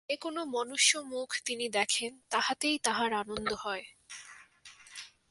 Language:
Bangla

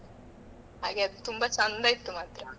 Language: Kannada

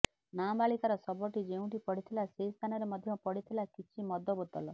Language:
Odia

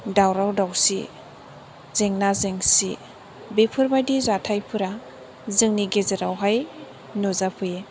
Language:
Bodo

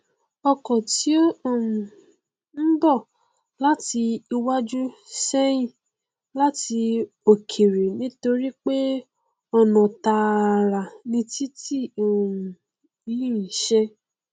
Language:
Yoruba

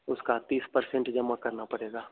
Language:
Hindi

